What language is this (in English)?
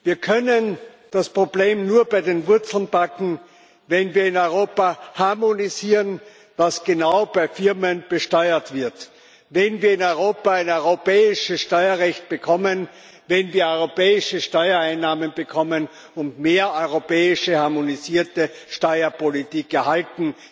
German